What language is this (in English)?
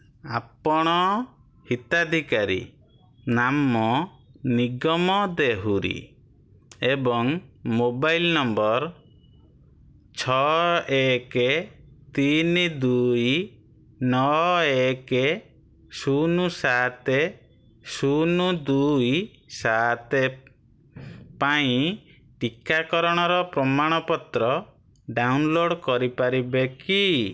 Odia